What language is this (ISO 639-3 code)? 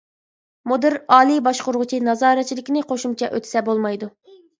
uig